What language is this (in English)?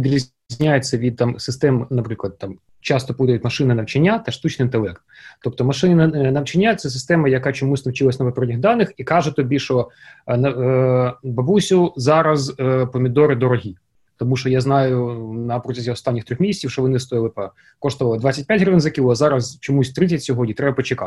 Ukrainian